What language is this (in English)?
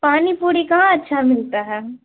Urdu